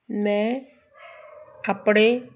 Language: Punjabi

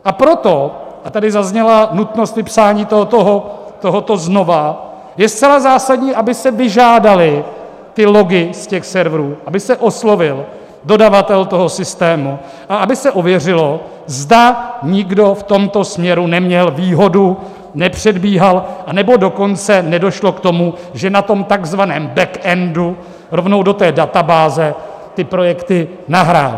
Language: Czech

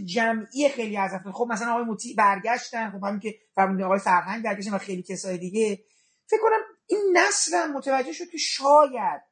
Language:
Persian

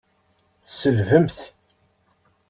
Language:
Kabyle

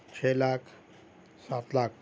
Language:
Urdu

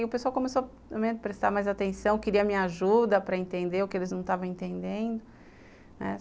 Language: Portuguese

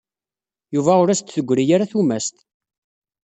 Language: Kabyle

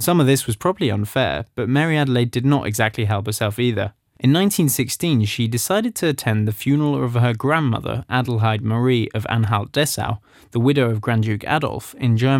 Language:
English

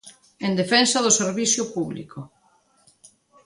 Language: Galician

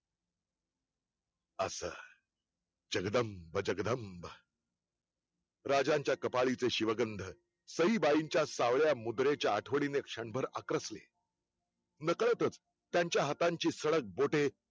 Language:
Marathi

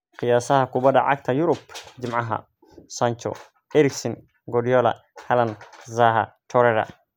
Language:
Somali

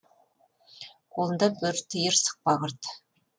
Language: Kazakh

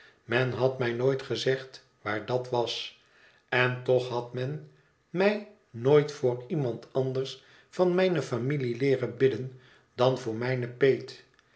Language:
Dutch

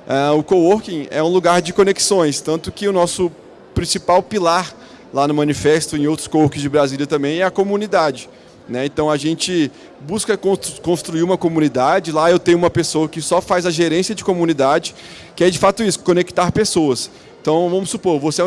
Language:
Portuguese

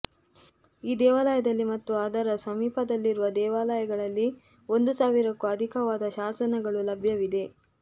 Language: Kannada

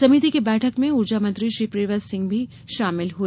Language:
Hindi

